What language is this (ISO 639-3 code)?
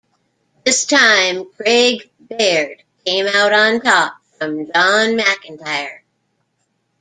eng